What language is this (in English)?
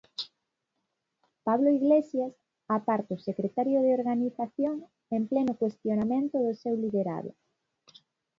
Galician